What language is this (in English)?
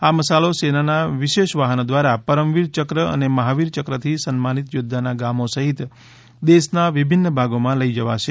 Gujarati